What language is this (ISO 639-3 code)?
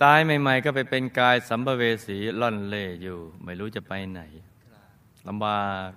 tha